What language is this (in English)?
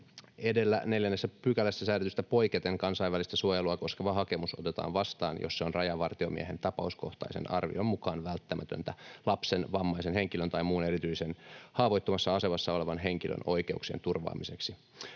Finnish